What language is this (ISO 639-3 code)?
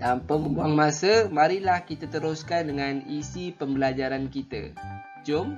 msa